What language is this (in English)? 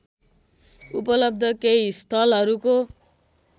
Nepali